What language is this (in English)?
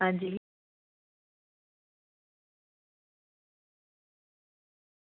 Dogri